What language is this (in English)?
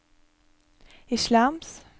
Norwegian